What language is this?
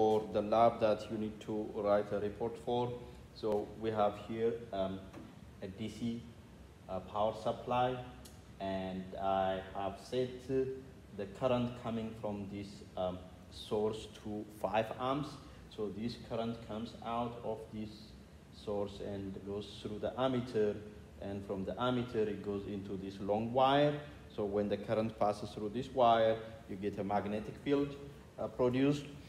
English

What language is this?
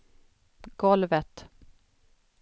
Swedish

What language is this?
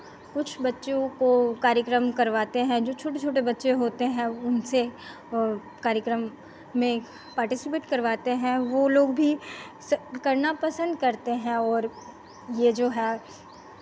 Hindi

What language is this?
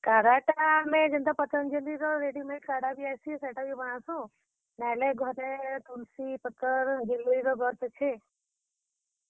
Odia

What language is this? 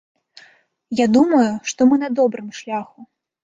Belarusian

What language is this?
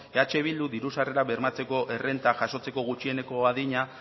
Basque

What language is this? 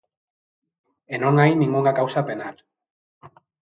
Galician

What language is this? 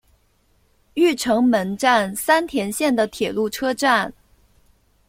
Chinese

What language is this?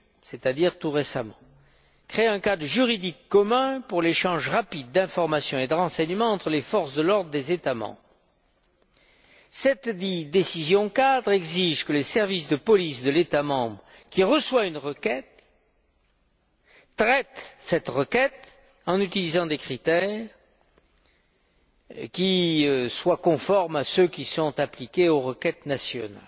French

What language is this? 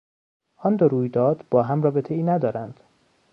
Persian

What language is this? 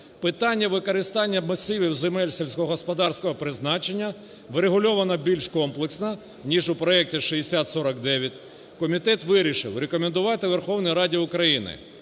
Ukrainian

